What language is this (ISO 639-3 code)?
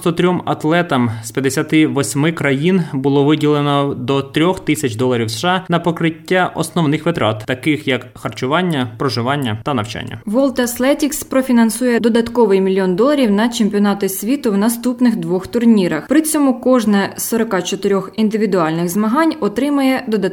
ukr